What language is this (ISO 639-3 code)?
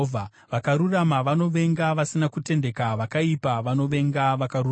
sna